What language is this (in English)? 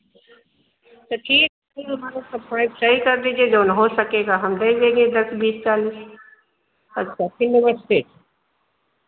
Hindi